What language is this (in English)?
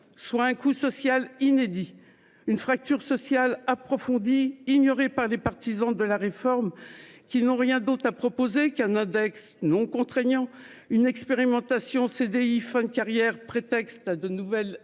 French